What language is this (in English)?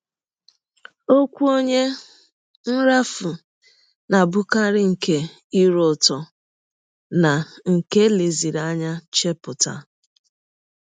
Igbo